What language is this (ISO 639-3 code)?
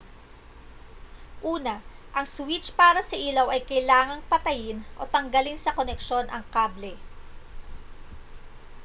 fil